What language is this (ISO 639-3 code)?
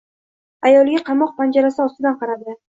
uzb